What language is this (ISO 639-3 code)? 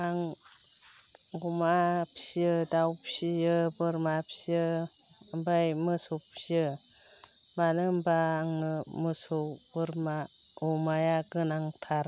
brx